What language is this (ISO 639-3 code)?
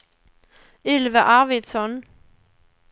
swe